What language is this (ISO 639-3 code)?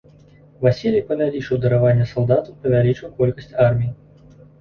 bel